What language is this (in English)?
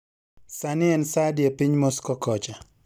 Luo (Kenya and Tanzania)